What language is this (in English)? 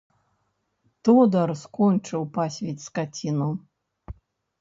Belarusian